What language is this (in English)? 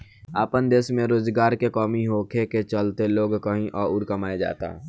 Bhojpuri